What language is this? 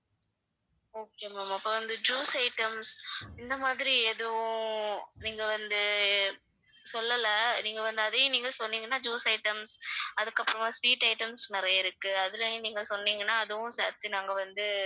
Tamil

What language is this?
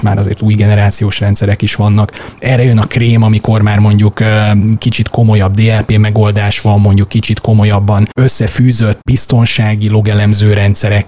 Hungarian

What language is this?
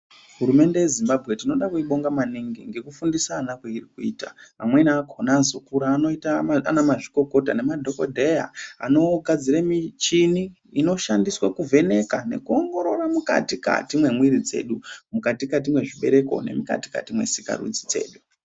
Ndau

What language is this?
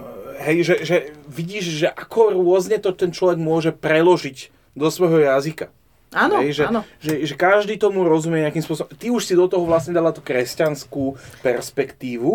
Slovak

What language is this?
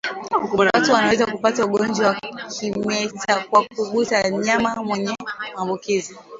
Swahili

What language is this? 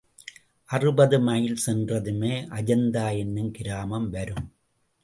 Tamil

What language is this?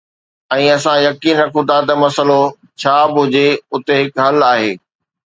Sindhi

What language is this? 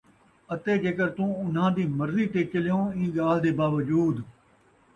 Saraiki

